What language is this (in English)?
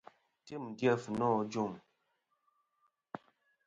Kom